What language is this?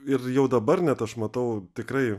Lithuanian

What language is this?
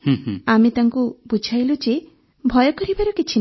Odia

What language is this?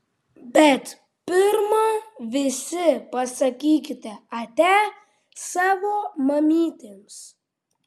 Lithuanian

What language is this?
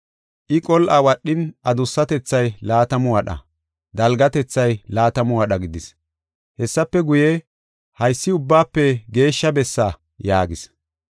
Gofa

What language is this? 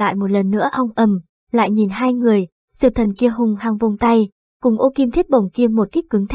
Vietnamese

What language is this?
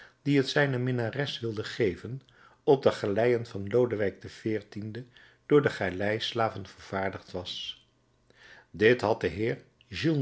Dutch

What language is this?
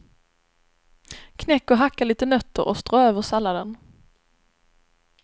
Swedish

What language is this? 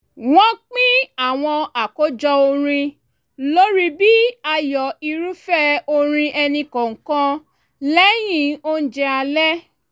Yoruba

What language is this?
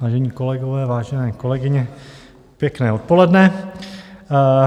Czech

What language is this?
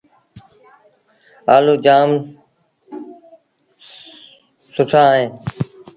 Sindhi Bhil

